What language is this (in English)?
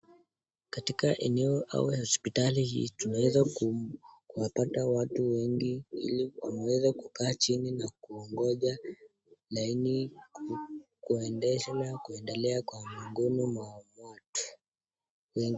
Swahili